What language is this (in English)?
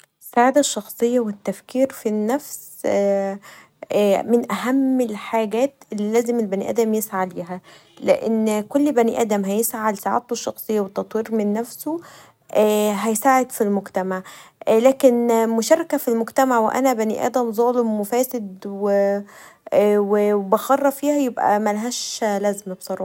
Egyptian Arabic